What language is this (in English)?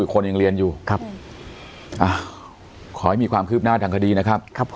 Thai